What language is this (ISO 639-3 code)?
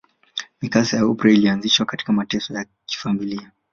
swa